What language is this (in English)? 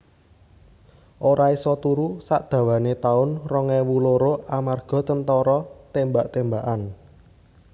Javanese